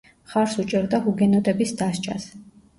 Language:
Georgian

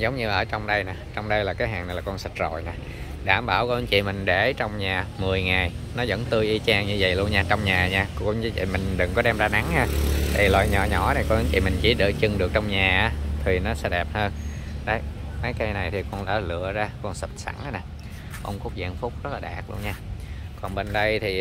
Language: Vietnamese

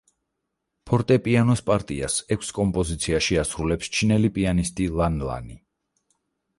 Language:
Georgian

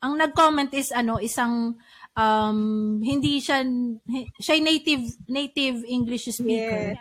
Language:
Filipino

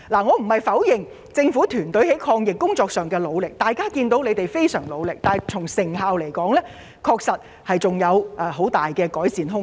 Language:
Cantonese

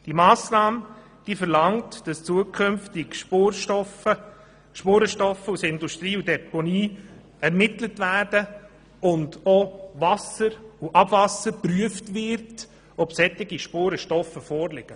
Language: Swiss German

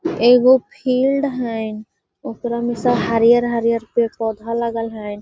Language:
Magahi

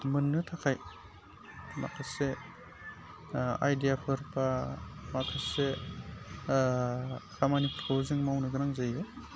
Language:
Bodo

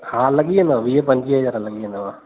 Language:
Sindhi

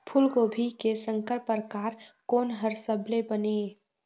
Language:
Chhattisgarhi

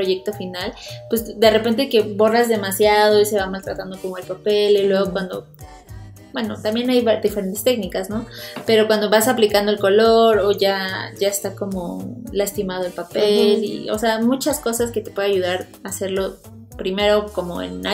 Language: Spanish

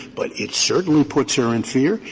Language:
English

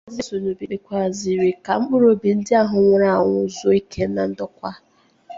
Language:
Igbo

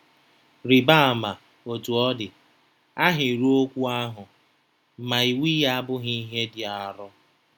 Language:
Igbo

